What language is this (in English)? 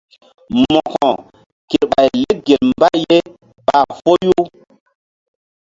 Mbum